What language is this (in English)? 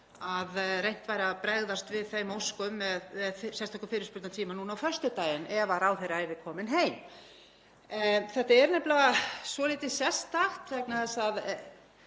Icelandic